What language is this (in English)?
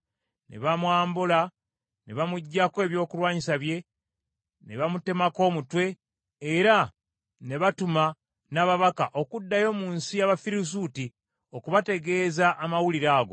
Ganda